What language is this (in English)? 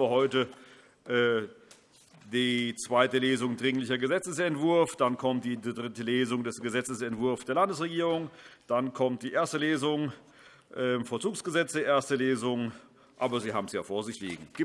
German